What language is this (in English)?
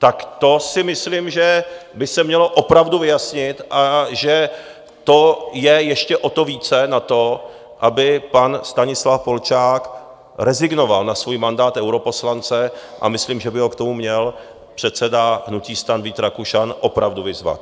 Czech